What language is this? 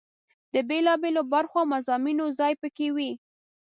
Pashto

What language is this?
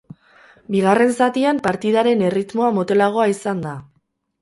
Basque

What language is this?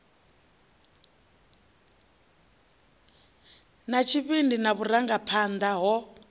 Venda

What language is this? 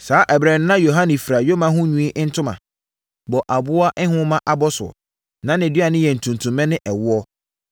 Akan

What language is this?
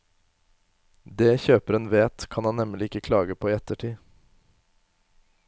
Norwegian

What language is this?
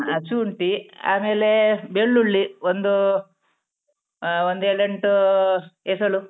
Kannada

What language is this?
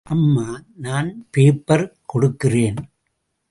Tamil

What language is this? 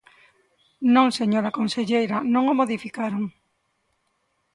Galician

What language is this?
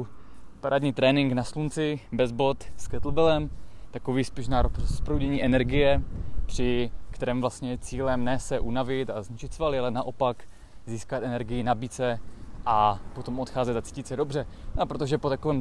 Czech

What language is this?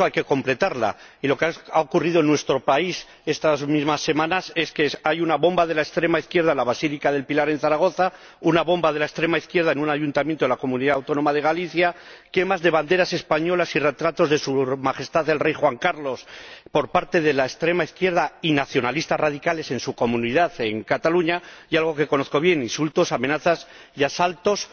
Spanish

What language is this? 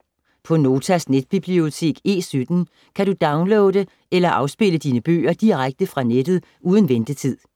Danish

